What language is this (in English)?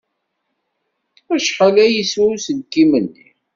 Kabyle